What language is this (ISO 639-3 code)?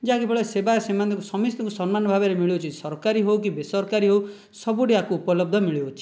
ori